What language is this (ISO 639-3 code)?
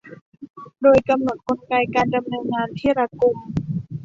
tha